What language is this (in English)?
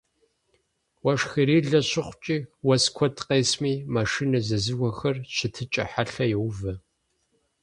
Kabardian